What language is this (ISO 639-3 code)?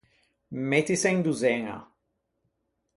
lij